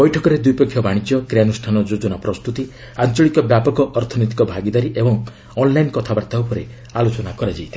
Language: Odia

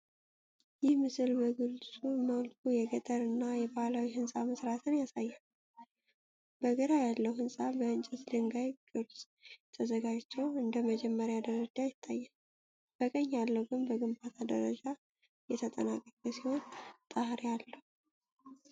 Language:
Amharic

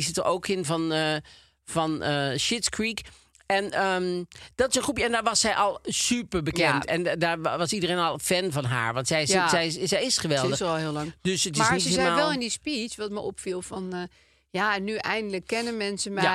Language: Dutch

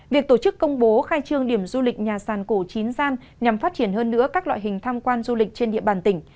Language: Vietnamese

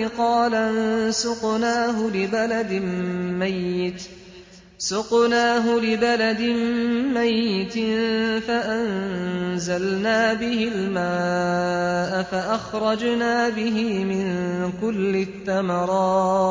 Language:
Arabic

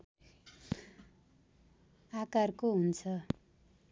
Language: Nepali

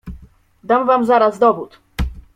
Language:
Polish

